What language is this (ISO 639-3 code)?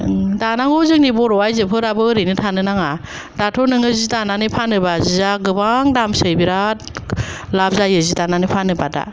brx